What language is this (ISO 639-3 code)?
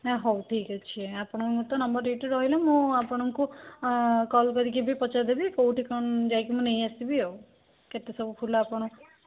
ori